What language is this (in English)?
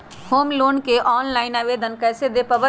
Magahi